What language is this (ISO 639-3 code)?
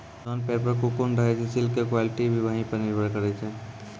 mai